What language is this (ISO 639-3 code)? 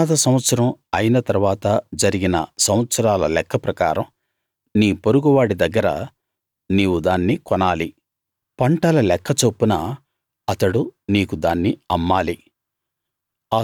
tel